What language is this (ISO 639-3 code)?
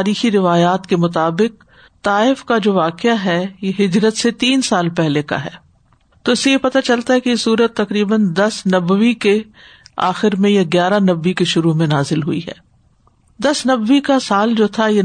urd